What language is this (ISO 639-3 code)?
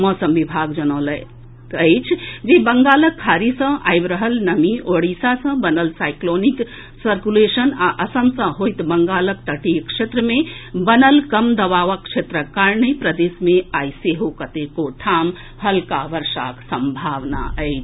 mai